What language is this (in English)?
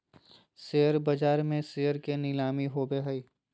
Magahi